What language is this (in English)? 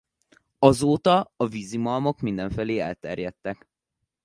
Hungarian